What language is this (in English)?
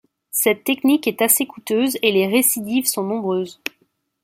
French